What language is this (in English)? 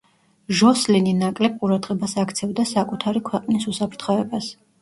Georgian